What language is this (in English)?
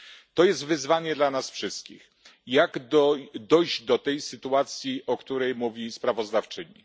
Polish